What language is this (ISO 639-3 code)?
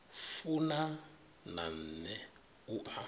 ven